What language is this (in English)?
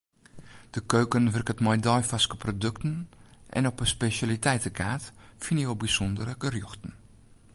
Western Frisian